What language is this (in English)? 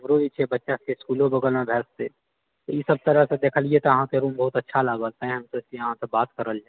Maithili